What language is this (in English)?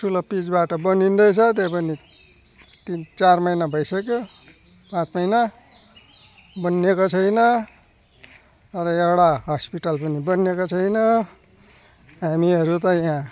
Nepali